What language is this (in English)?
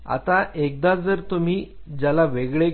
Marathi